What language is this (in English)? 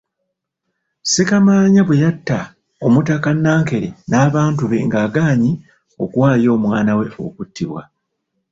Ganda